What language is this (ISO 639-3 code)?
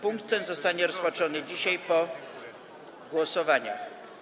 pol